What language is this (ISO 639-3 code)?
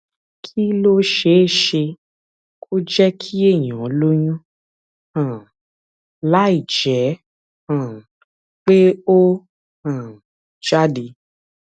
yor